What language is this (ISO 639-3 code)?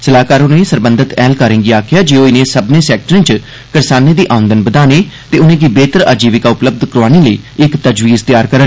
doi